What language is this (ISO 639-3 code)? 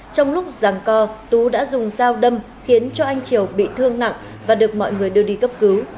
vie